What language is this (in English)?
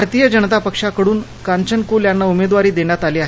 Marathi